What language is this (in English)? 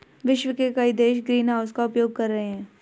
Hindi